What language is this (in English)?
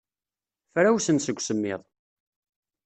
Kabyle